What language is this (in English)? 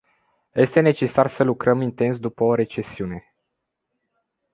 Romanian